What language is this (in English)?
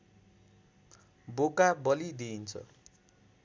Nepali